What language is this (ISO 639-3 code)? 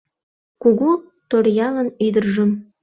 chm